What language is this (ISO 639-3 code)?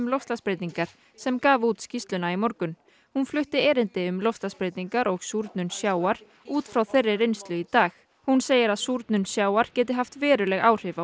isl